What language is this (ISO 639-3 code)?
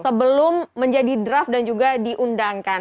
ind